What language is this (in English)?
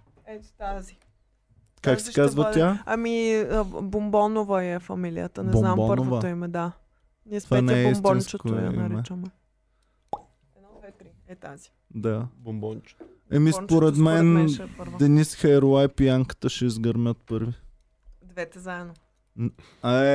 Bulgarian